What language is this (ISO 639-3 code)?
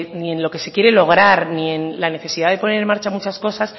spa